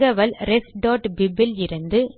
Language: Tamil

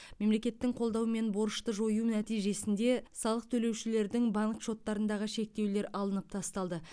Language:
Kazakh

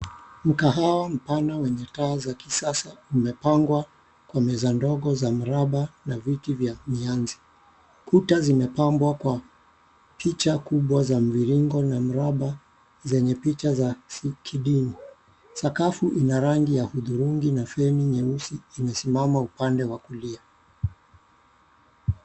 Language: Swahili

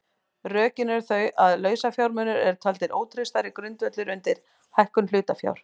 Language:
Icelandic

